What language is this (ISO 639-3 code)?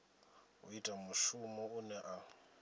ven